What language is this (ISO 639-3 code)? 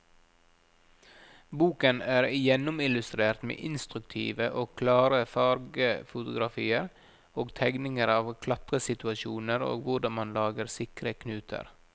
nor